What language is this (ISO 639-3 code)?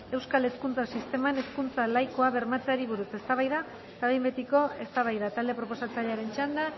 eus